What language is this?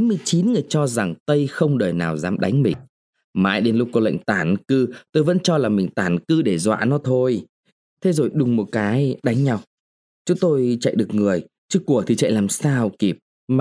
Vietnamese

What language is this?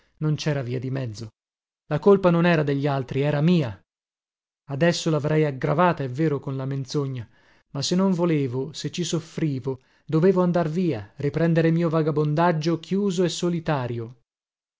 Italian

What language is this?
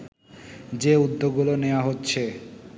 Bangla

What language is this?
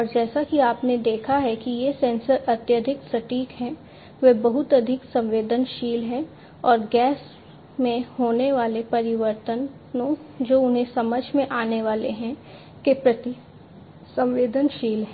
Hindi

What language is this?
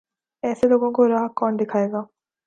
Urdu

